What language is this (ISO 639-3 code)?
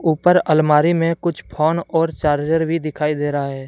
hin